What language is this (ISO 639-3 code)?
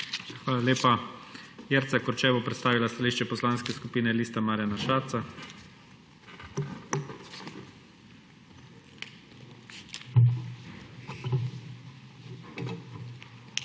slv